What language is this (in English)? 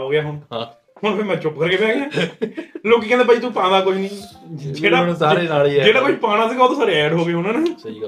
Punjabi